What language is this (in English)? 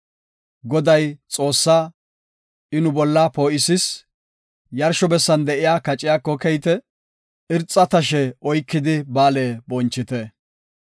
Gofa